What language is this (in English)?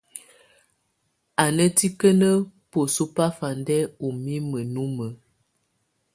Tunen